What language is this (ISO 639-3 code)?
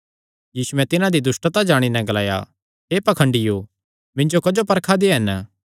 xnr